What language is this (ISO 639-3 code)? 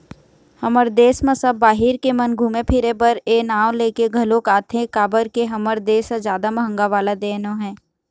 hne